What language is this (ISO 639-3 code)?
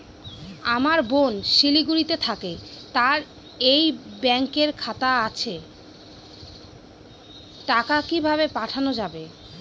ben